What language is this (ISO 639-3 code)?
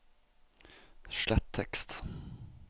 nor